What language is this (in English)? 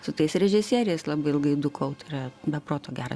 Lithuanian